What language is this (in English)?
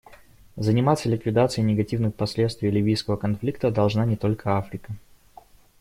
Russian